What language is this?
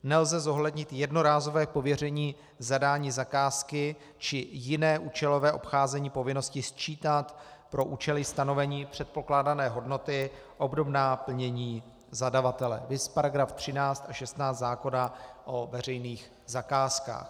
Czech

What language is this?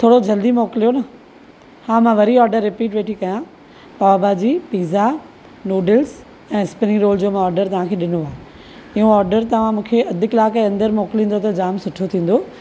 Sindhi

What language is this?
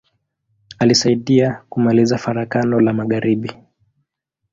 Swahili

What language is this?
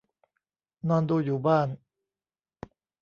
Thai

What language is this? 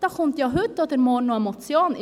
Swiss German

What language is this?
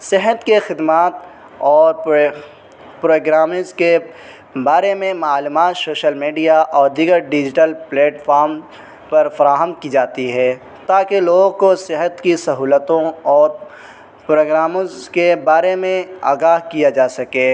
Urdu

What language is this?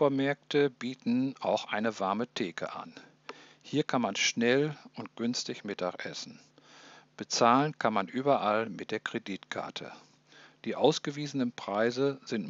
German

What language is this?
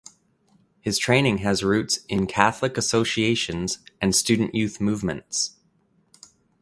English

